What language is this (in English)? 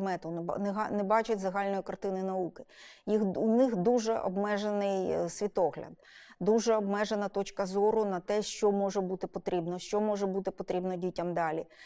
Ukrainian